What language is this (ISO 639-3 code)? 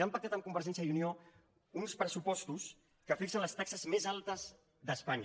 cat